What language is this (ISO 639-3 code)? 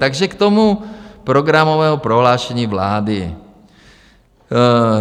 ces